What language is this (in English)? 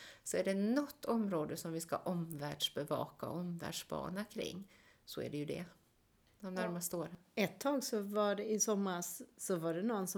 Swedish